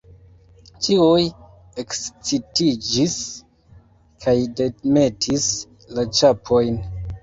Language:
Esperanto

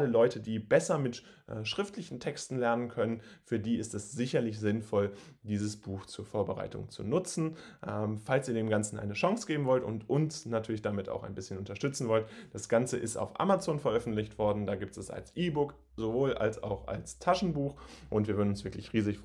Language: German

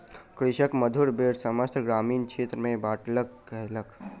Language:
Maithili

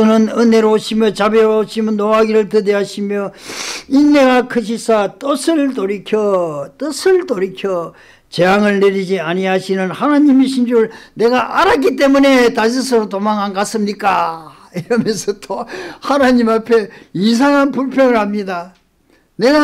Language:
Korean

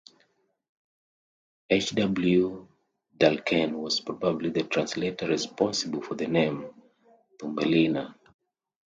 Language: English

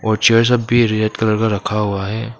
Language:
Hindi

